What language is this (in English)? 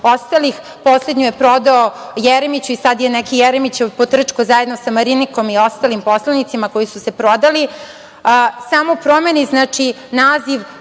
Serbian